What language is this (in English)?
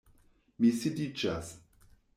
Esperanto